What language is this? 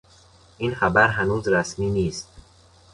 Persian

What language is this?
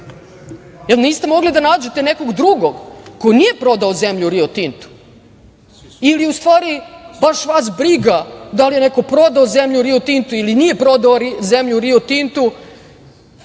Serbian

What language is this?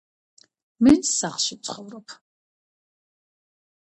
Georgian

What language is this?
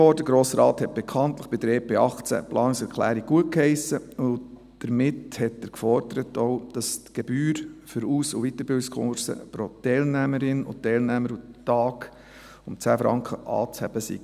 Swiss German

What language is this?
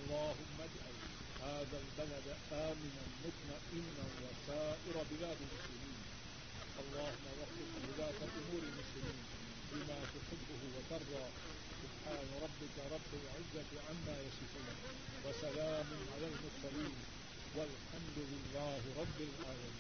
Urdu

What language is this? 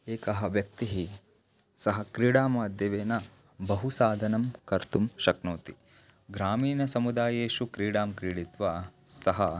Sanskrit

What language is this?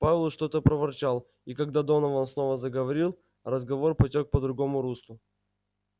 Russian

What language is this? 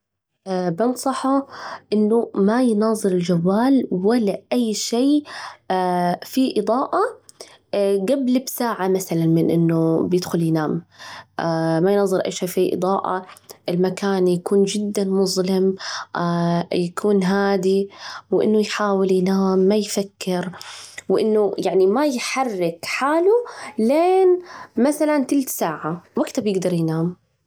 Najdi Arabic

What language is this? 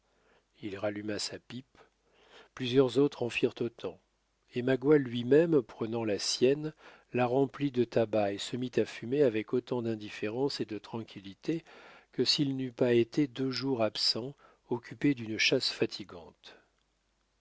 French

